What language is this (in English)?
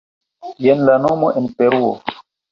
Esperanto